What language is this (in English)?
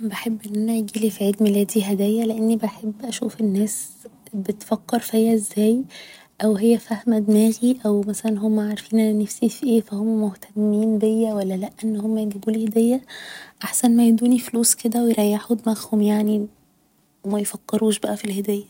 Egyptian Arabic